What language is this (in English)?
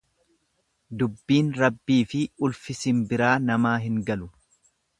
Oromo